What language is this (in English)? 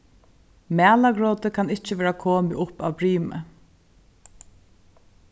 Faroese